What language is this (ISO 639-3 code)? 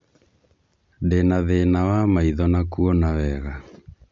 kik